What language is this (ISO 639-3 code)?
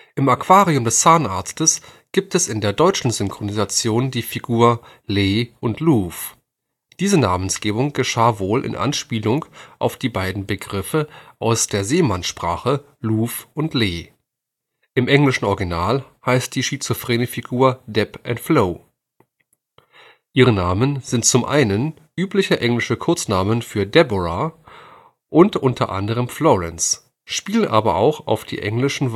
deu